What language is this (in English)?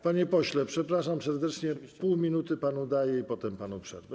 Polish